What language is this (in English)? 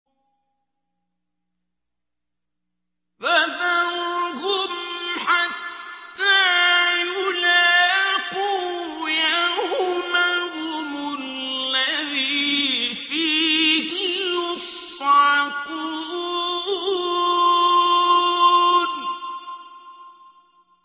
Arabic